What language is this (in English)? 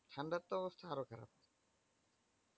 Bangla